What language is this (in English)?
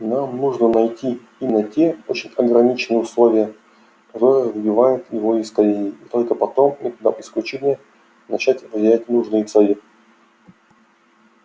Russian